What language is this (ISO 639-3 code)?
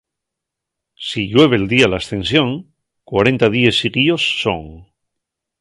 ast